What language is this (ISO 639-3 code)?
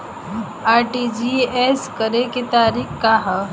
bho